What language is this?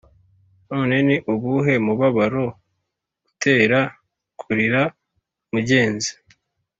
Kinyarwanda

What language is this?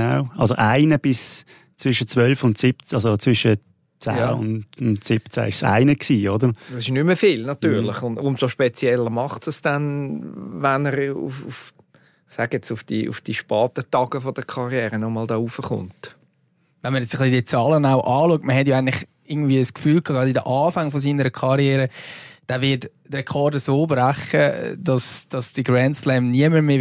German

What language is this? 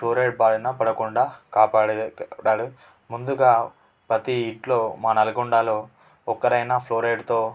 Telugu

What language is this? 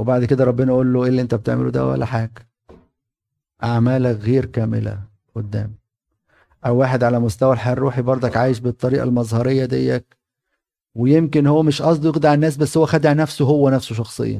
Arabic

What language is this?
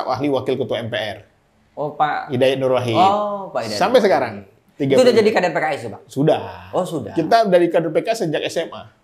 Indonesian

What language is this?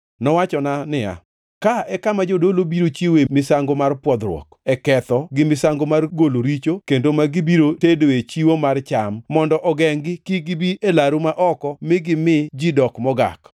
Luo (Kenya and Tanzania)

